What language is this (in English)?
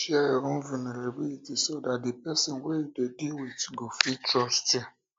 Nigerian Pidgin